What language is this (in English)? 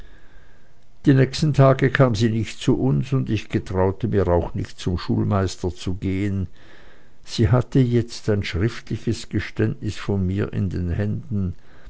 German